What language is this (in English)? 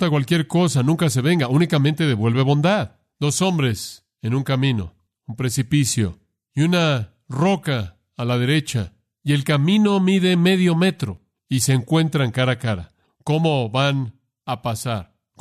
Spanish